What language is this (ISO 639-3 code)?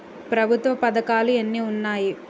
tel